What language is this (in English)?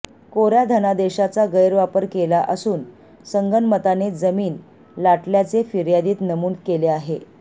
Marathi